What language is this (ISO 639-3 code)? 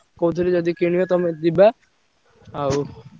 ori